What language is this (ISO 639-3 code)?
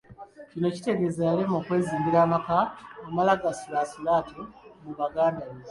lug